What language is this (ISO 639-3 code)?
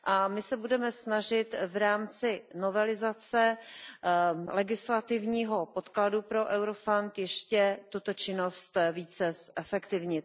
ces